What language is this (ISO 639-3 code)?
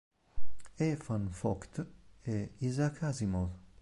ita